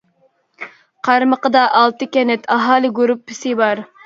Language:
Uyghur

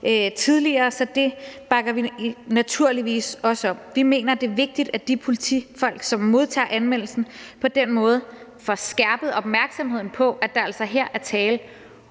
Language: Danish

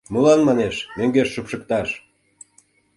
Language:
Mari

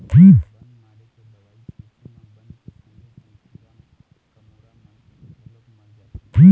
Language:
Chhattisgarhi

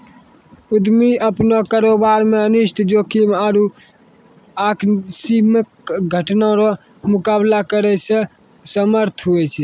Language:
Maithili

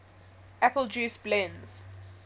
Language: English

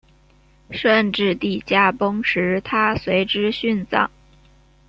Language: Chinese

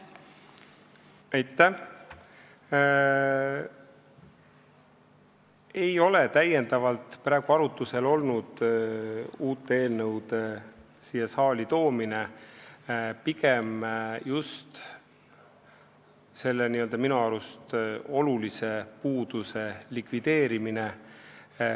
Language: Estonian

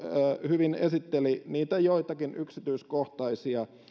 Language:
Finnish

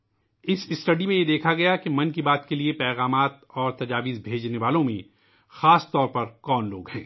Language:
Urdu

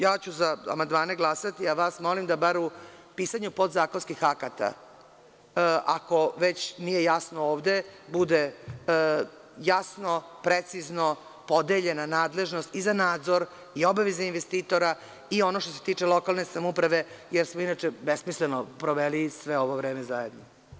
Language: Serbian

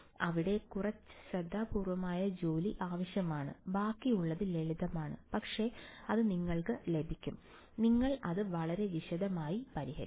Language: Malayalam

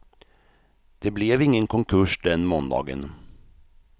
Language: Swedish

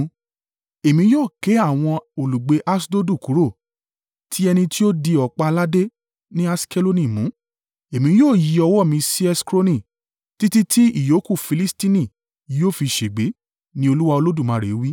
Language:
Yoruba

